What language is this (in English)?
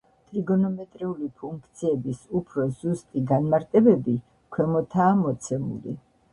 Georgian